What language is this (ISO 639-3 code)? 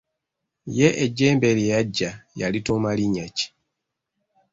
lug